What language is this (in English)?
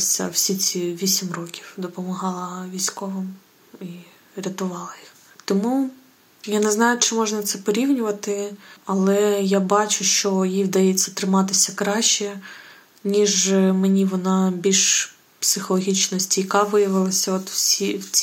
Ukrainian